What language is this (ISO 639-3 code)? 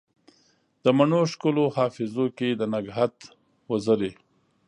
pus